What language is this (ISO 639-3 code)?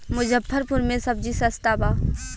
bho